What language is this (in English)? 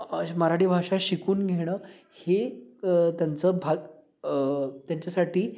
Marathi